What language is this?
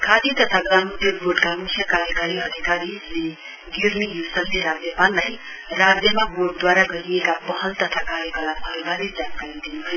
Nepali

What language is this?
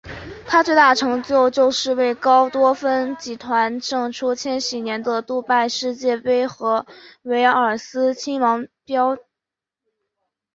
Chinese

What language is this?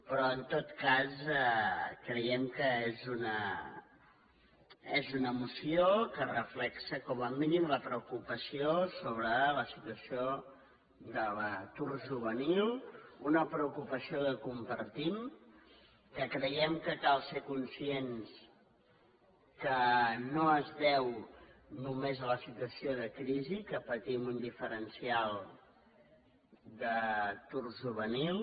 Catalan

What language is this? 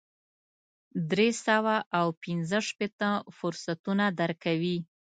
Pashto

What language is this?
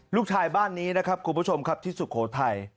Thai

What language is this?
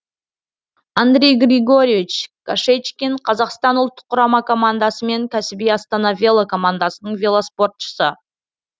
Kazakh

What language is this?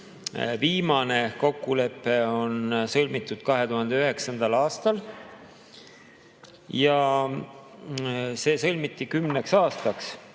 Estonian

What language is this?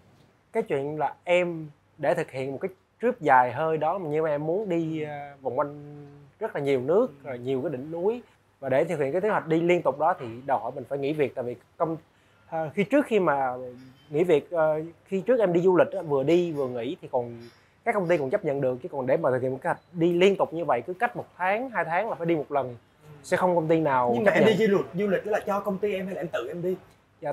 Vietnamese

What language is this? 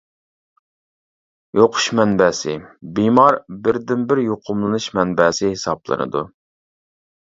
Uyghur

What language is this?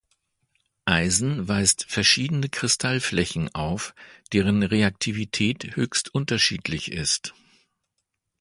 German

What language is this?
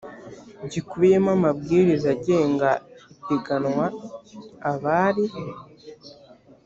Kinyarwanda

